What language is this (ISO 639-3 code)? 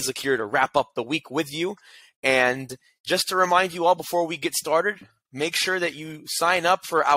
eng